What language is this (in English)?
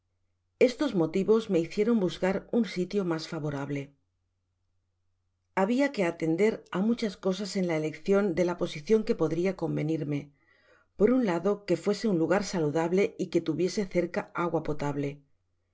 Spanish